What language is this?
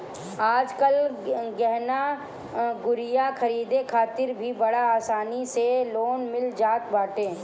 Bhojpuri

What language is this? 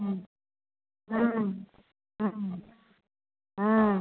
Maithili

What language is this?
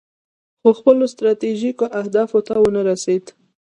Pashto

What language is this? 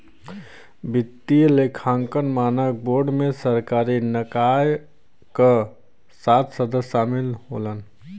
Bhojpuri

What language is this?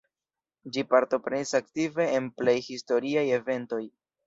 Esperanto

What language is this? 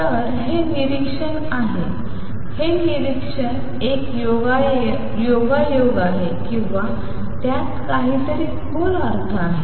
Marathi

